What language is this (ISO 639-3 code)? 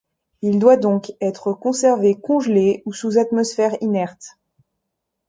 fra